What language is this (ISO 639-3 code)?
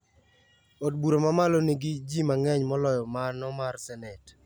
luo